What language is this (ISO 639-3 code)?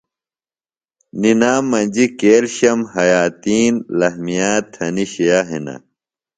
phl